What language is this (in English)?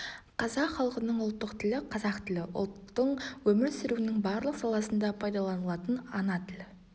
Kazakh